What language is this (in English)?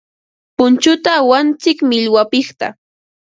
Ambo-Pasco Quechua